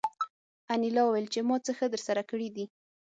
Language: Pashto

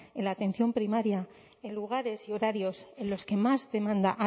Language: Spanish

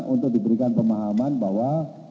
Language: Indonesian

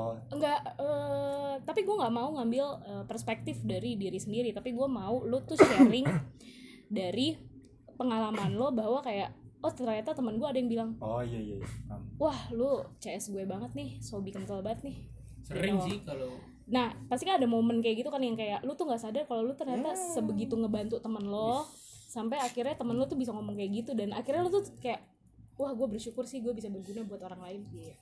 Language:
Indonesian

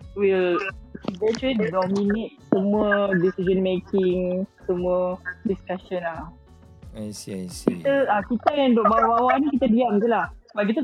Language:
Malay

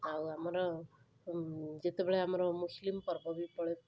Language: Odia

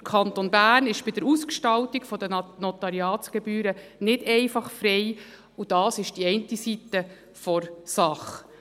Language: Swiss German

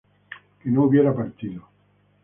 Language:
Spanish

